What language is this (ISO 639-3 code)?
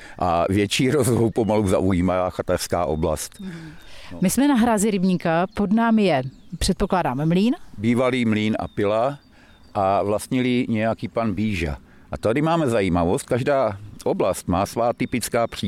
ces